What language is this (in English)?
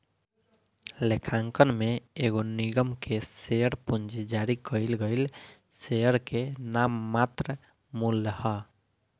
Bhojpuri